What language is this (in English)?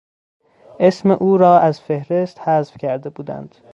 Persian